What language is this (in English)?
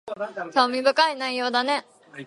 Japanese